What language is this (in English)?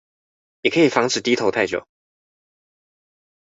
Chinese